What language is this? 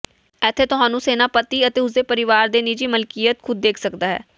Punjabi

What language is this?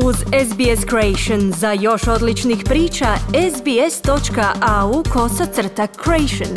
Croatian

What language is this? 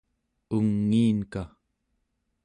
Central Yupik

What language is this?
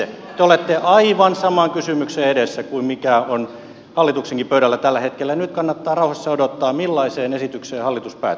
Finnish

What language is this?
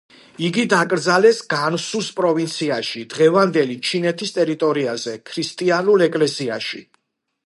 Georgian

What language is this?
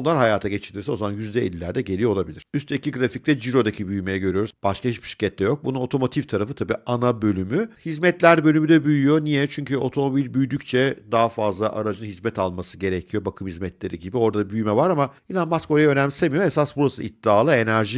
Turkish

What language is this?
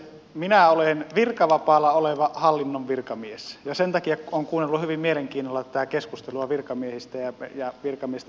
Finnish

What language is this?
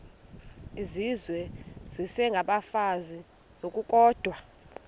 Xhosa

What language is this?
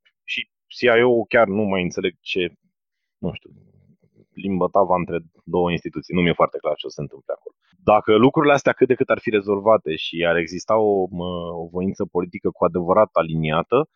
Romanian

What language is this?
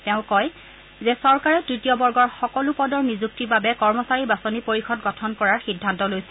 Assamese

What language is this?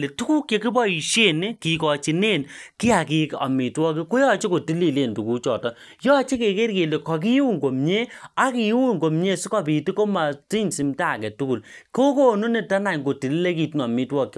Kalenjin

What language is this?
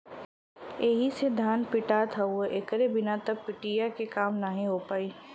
Bhojpuri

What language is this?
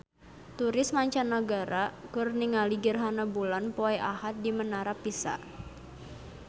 Sundanese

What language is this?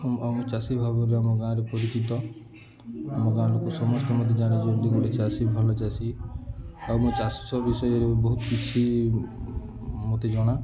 Odia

